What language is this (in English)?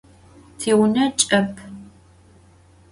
Adyghe